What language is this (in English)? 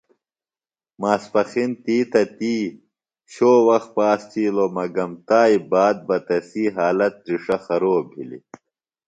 Phalura